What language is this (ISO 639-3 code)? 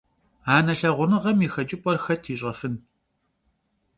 kbd